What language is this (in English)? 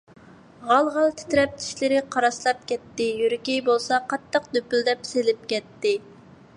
Uyghur